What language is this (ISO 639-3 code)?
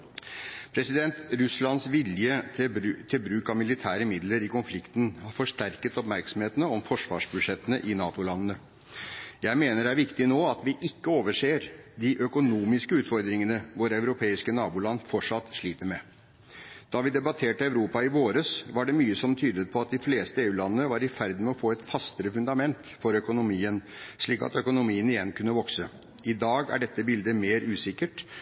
nob